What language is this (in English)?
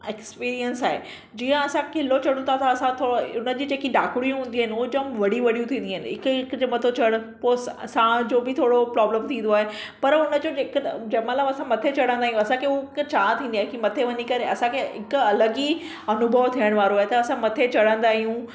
Sindhi